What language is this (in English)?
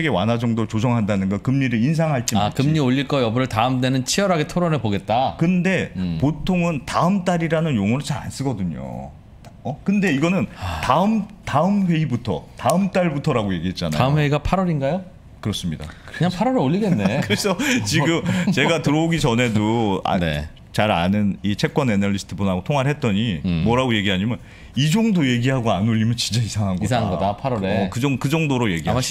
Korean